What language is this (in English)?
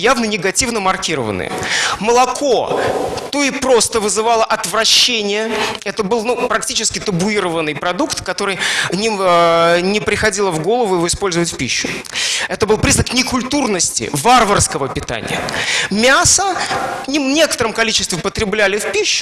Russian